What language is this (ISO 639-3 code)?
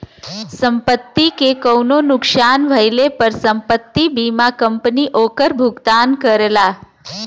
bho